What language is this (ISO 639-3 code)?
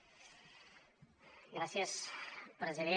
cat